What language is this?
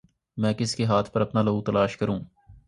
Urdu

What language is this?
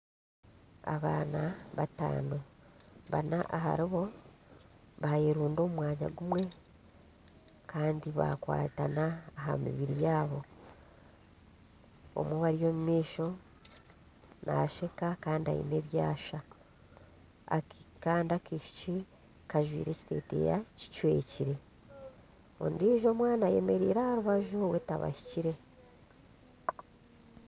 Nyankole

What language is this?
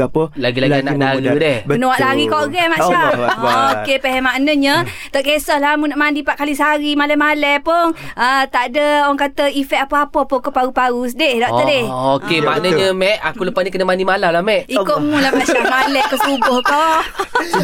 Malay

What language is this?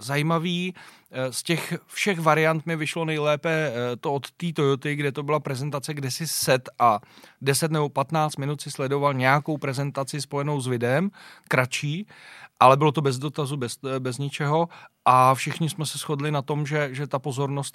Czech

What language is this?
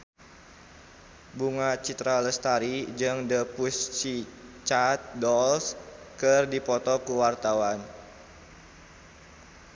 Sundanese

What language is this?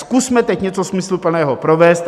Czech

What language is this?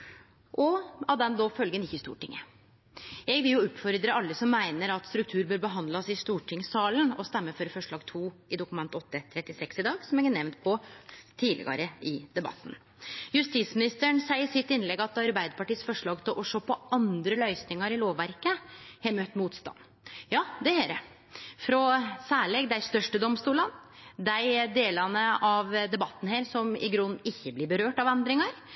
Norwegian Nynorsk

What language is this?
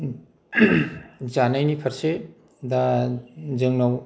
Bodo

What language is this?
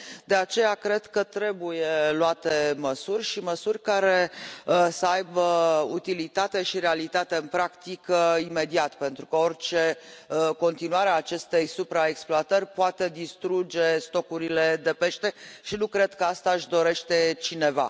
Romanian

